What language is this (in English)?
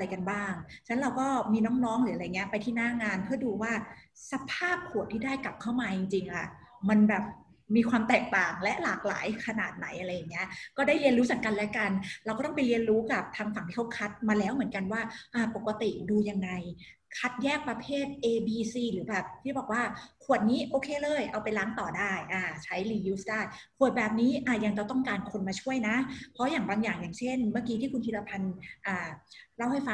Thai